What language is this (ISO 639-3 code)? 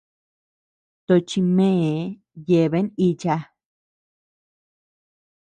cux